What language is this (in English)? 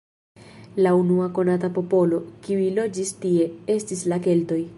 Esperanto